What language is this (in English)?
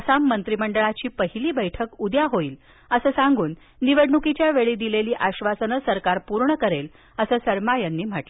Marathi